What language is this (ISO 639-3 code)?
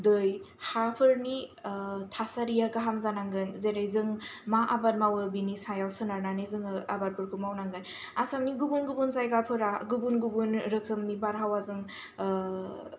brx